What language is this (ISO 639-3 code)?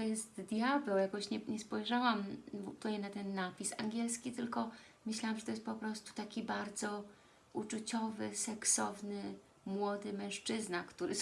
pol